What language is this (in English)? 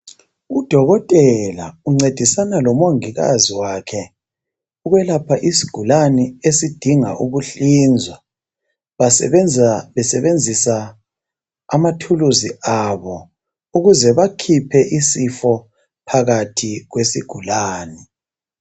North Ndebele